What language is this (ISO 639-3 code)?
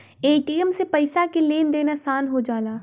bho